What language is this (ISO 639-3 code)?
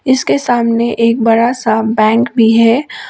hin